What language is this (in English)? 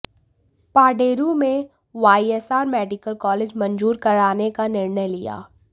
Hindi